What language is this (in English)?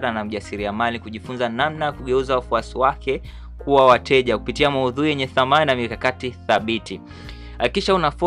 Swahili